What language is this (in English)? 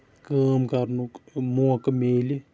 Kashmiri